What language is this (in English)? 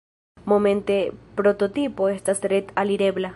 Esperanto